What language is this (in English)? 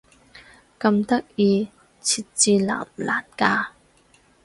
Cantonese